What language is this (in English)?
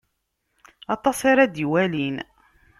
Kabyle